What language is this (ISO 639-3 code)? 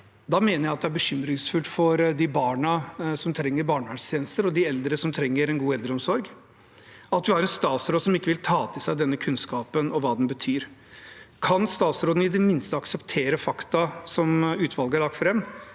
nor